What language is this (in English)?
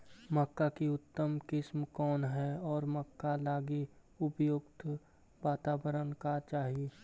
Magahi